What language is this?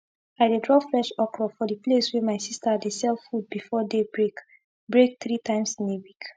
Nigerian Pidgin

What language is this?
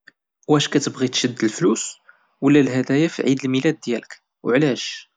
Moroccan Arabic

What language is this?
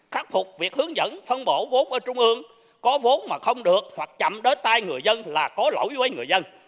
Vietnamese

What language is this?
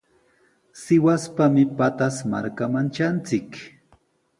Sihuas Ancash Quechua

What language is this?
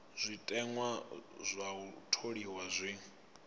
Venda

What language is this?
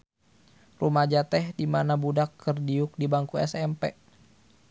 Sundanese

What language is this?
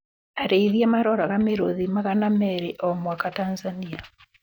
Kikuyu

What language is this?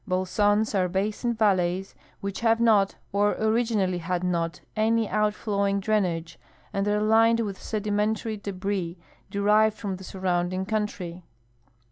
English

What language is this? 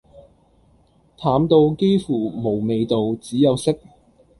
Cantonese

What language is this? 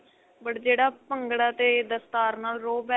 Punjabi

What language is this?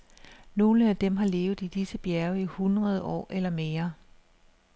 Danish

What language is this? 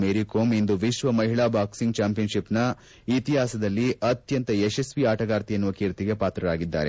Kannada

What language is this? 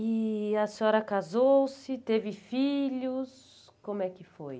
Portuguese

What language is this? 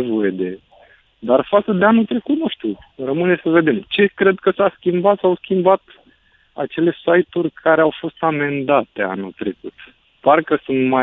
Romanian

